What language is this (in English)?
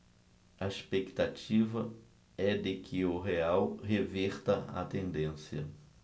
Portuguese